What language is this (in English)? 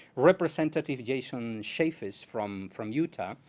English